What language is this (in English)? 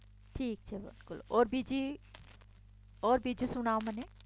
Gujarati